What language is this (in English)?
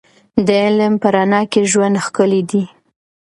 Pashto